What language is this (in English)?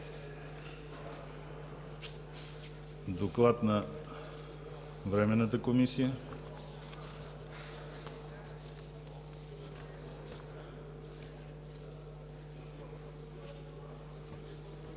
Bulgarian